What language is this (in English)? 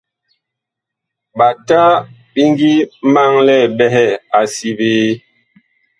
Bakoko